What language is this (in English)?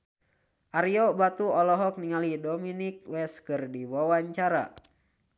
Sundanese